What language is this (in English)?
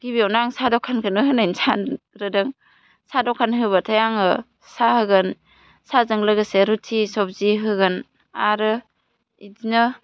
Bodo